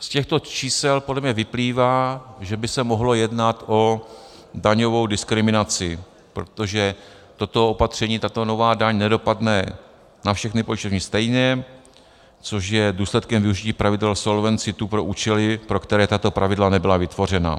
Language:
Czech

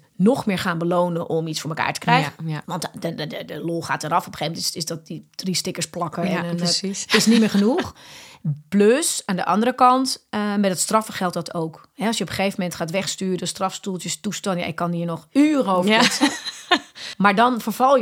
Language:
Dutch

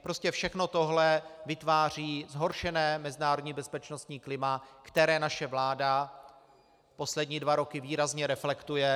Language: Czech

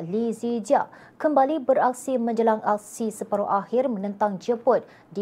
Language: Malay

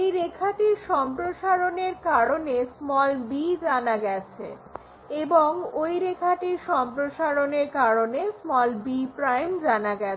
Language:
Bangla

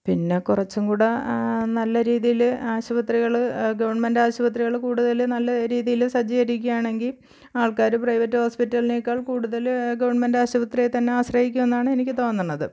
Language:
Malayalam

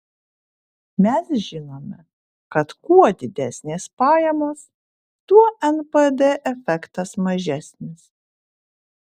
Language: Lithuanian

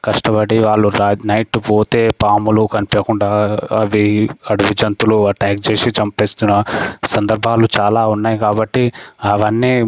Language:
Telugu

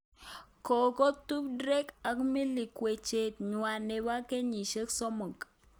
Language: Kalenjin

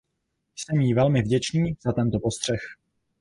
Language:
Czech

